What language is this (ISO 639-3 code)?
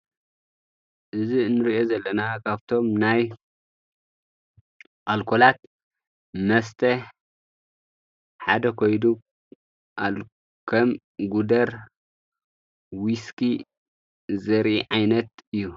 tir